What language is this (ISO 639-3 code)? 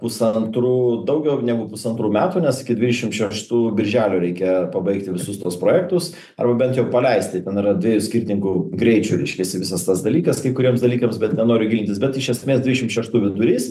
lit